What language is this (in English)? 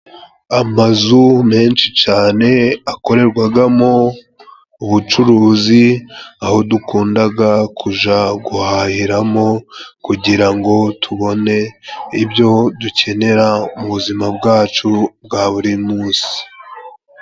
Kinyarwanda